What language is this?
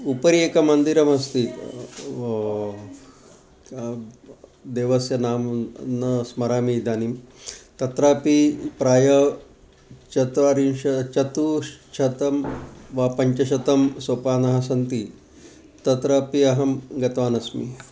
Sanskrit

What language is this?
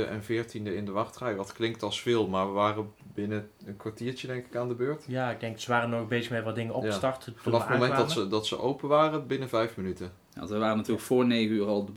Dutch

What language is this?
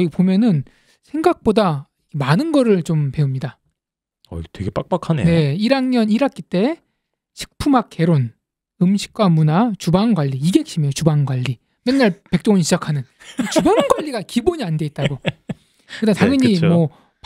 Korean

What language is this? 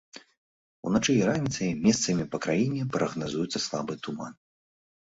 Belarusian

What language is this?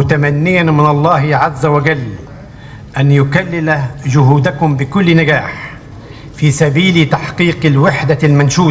Arabic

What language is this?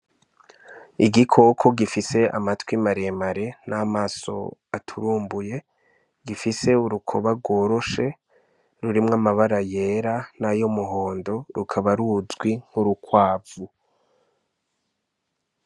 Rundi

